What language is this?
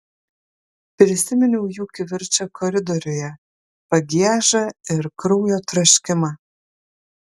Lithuanian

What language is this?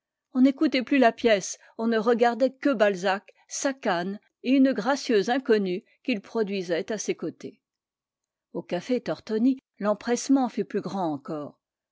French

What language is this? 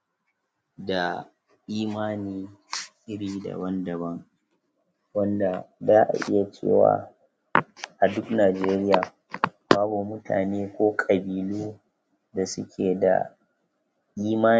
Hausa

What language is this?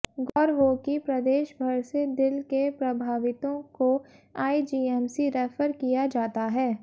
Hindi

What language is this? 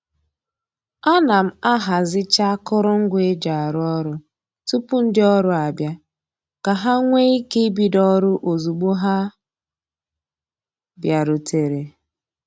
Igbo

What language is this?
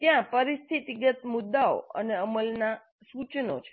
Gujarati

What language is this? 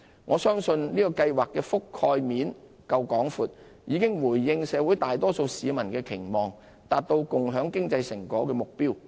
Cantonese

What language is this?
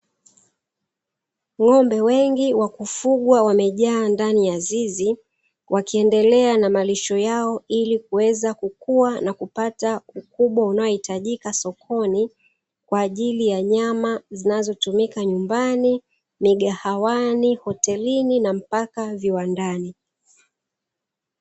Swahili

